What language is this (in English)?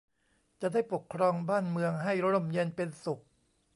Thai